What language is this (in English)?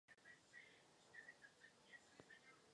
Czech